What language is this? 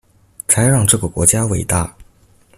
Chinese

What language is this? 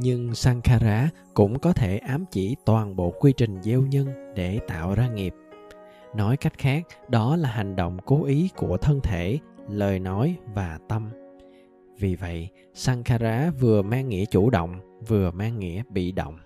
Vietnamese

